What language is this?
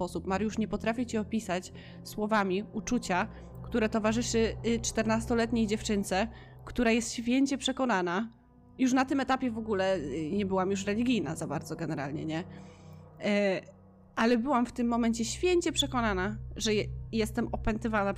Polish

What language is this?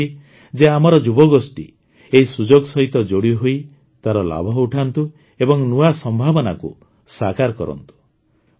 Odia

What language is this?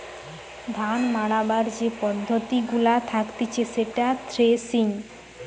Bangla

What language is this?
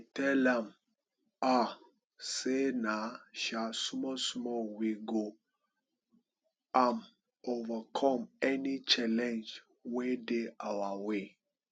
Nigerian Pidgin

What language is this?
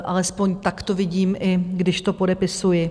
Czech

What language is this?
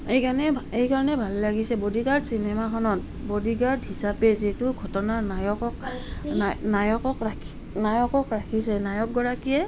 Assamese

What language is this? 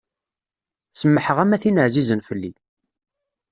Kabyle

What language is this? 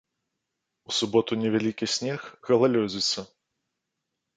Belarusian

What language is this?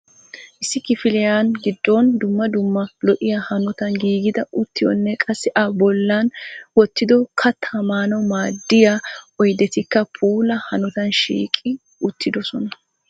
Wolaytta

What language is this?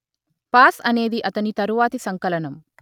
Telugu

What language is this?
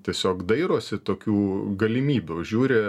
Lithuanian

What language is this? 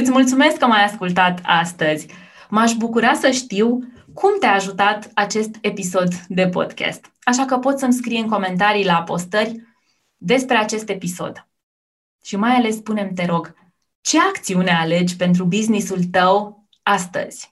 Romanian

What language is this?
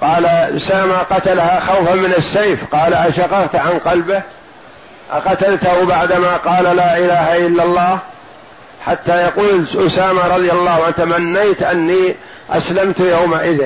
Arabic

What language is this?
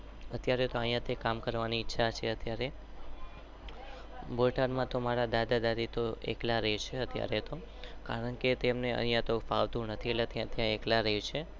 Gujarati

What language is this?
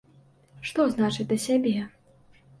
Belarusian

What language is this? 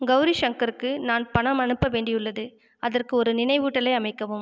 Tamil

